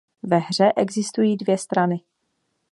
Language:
Czech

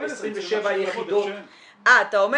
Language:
Hebrew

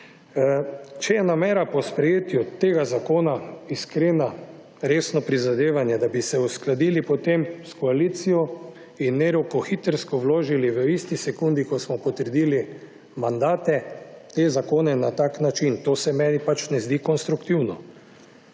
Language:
Slovenian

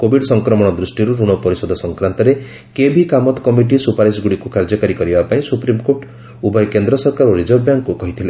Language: Odia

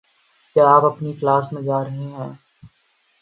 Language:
Urdu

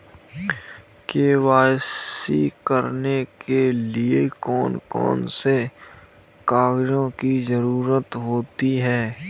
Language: Hindi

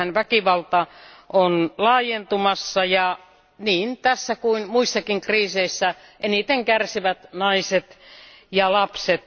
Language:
Finnish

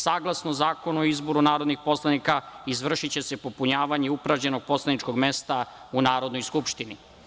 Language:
Serbian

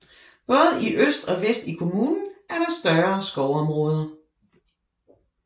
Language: Danish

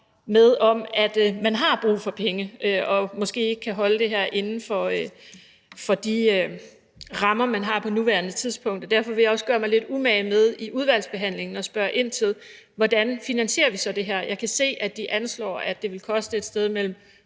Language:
Danish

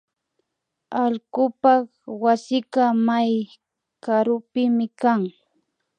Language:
Imbabura Highland Quichua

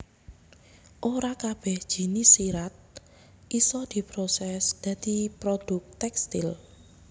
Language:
Javanese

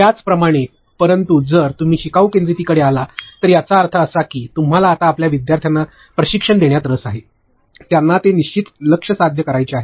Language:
Marathi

